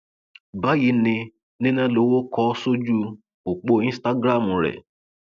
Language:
Yoruba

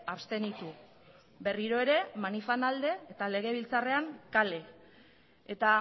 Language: Basque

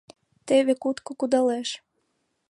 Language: Mari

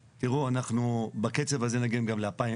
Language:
Hebrew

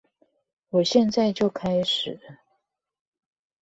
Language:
Chinese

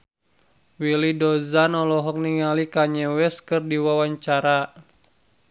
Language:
Sundanese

